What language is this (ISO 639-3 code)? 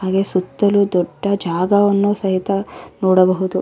kan